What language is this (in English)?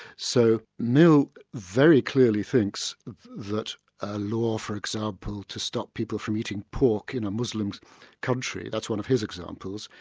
English